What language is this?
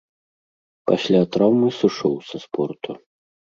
Belarusian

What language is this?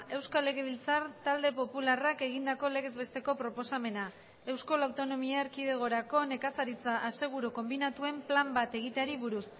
Basque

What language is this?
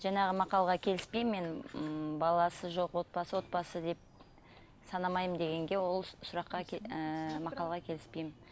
Kazakh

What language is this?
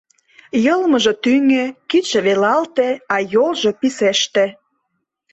Mari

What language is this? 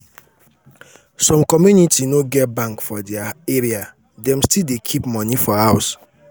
Nigerian Pidgin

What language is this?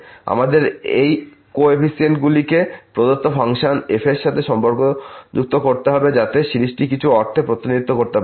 Bangla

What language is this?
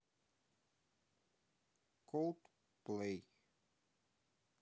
Russian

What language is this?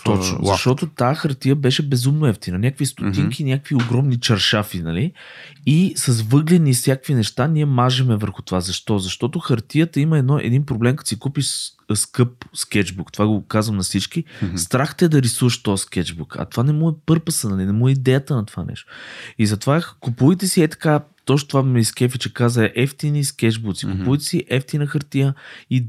Bulgarian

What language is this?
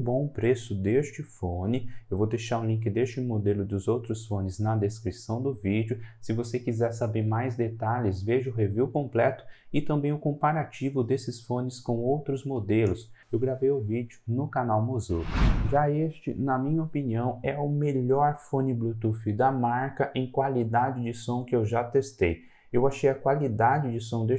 Portuguese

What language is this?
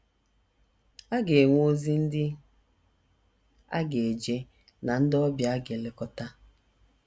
Igbo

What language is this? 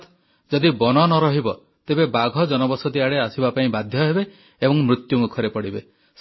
Odia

